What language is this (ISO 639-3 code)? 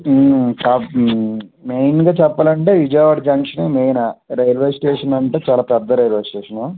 tel